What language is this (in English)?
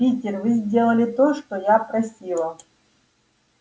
Russian